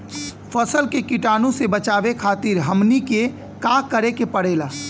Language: Bhojpuri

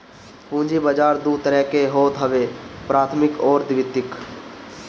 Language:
Bhojpuri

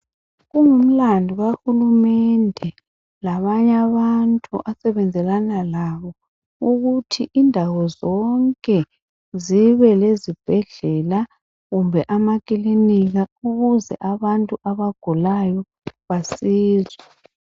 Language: North Ndebele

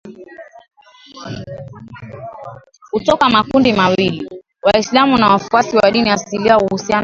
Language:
Swahili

